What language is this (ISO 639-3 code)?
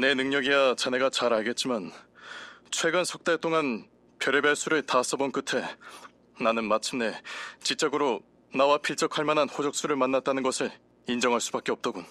kor